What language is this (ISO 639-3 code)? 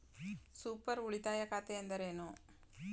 kan